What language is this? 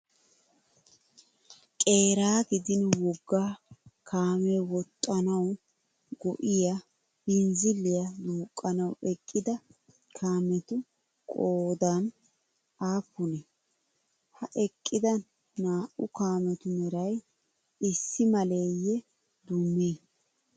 Wolaytta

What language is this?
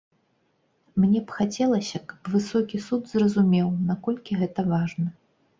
Belarusian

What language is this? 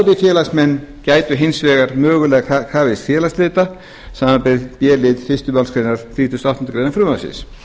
Icelandic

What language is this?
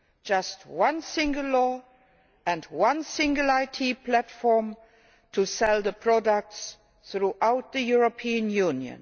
English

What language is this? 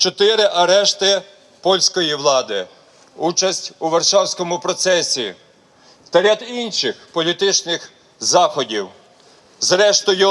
Ukrainian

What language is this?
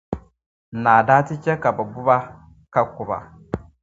Dagbani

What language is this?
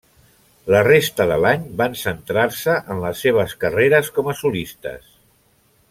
Catalan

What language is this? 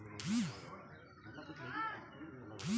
Bhojpuri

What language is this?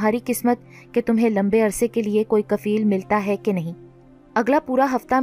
Urdu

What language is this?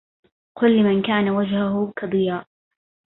Arabic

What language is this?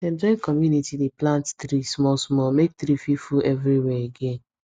Nigerian Pidgin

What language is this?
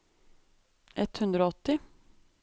Norwegian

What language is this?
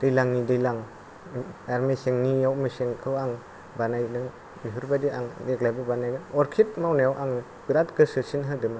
Bodo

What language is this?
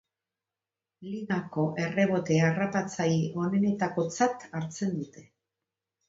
Basque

